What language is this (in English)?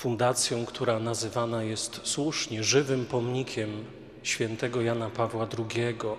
Polish